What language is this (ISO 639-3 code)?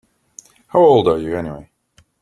eng